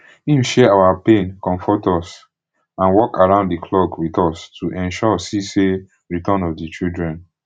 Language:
Nigerian Pidgin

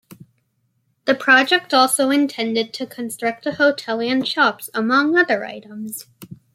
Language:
English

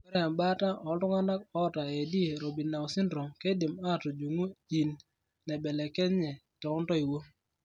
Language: Masai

